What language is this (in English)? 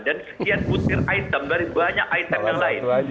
Indonesian